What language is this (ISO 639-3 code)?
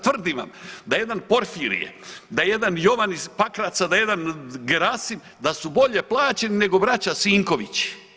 hrv